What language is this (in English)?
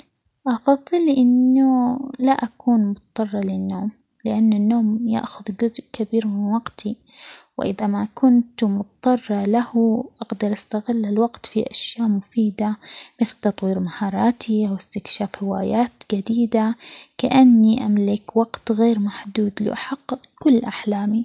Omani Arabic